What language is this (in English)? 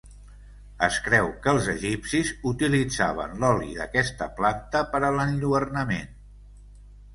Catalan